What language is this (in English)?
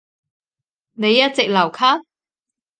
Cantonese